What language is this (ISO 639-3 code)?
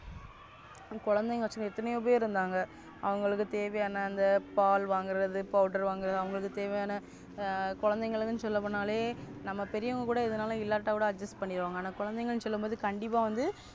tam